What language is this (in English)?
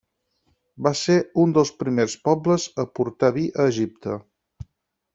Catalan